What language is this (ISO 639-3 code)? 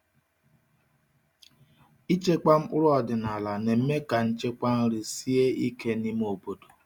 ibo